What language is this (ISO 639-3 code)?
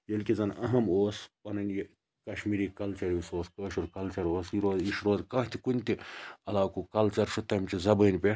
kas